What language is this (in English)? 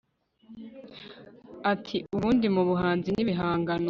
Kinyarwanda